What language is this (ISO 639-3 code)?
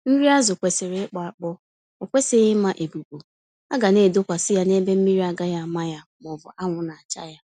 ibo